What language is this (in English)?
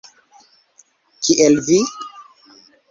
Esperanto